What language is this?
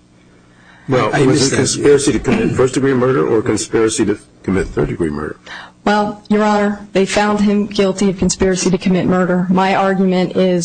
English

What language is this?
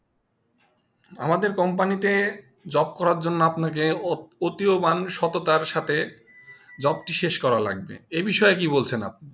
Bangla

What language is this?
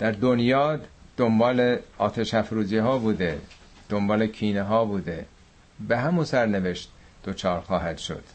Persian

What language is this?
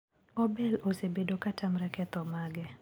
Luo (Kenya and Tanzania)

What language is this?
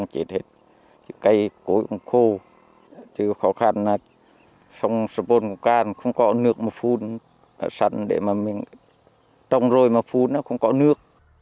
Vietnamese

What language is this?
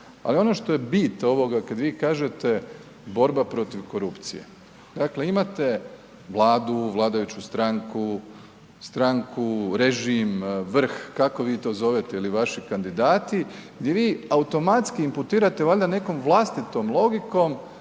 Croatian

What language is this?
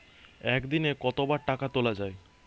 Bangla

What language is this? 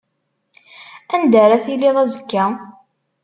Kabyle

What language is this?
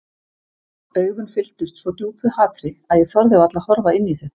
Icelandic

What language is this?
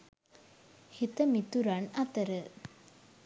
Sinhala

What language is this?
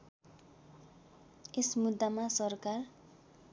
Nepali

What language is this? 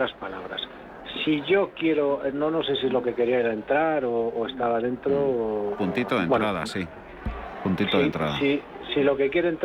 Spanish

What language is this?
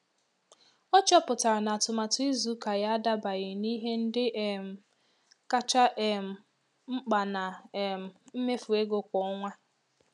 Igbo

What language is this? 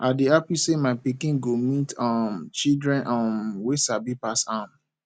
Nigerian Pidgin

